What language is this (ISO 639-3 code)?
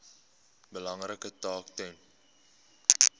afr